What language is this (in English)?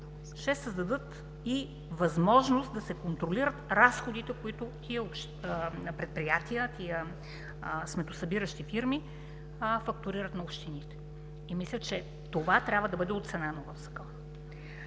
Bulgarian